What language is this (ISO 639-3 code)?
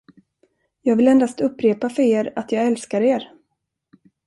swe